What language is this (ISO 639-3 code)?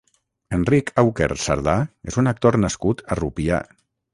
cat